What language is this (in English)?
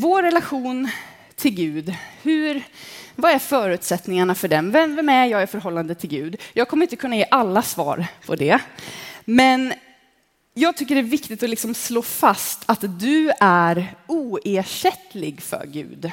Swedish